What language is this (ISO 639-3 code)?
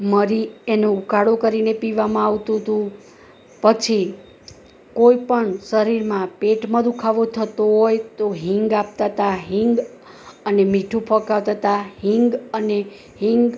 guj